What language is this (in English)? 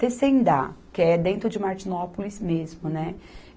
Portuguese